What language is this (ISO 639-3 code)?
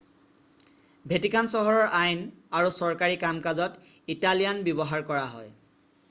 asm